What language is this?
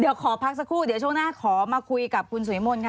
Thai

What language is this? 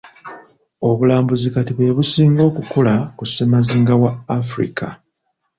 Ganda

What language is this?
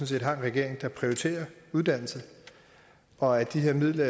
Danish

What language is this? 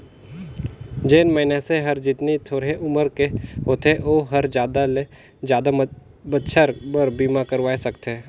Chhattisgarhi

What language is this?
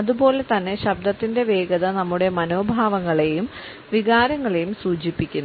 Malayalam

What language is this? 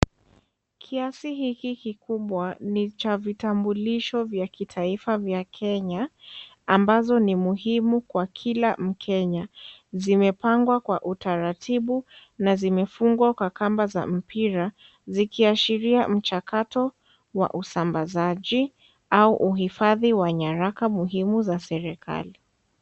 Swahili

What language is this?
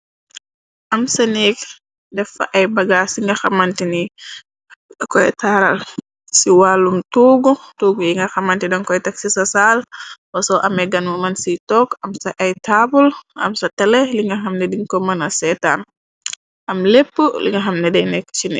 Wolof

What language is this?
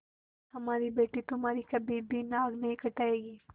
Hindi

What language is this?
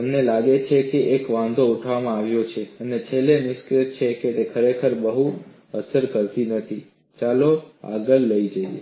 Gujarati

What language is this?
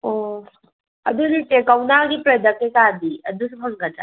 Manipuri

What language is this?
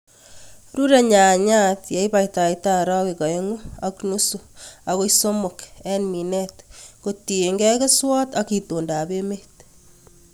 Kalenjin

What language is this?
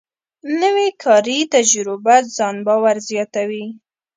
Pashto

